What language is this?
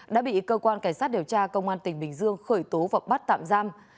Vietnamese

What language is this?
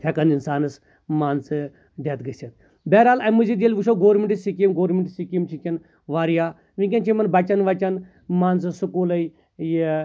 Kashmiri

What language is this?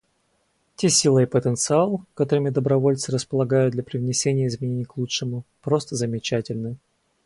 Russian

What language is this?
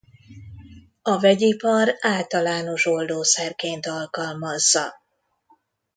Hungarian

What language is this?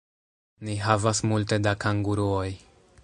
Esperanto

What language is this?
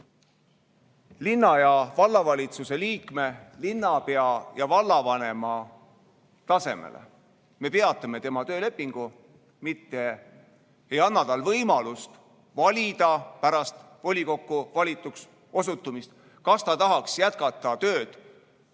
Estonian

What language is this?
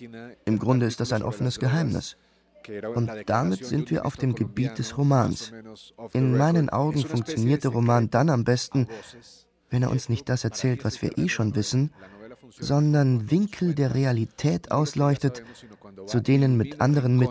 German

